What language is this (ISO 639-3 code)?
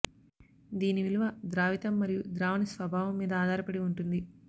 tel